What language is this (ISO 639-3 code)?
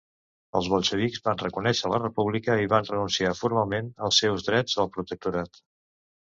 cat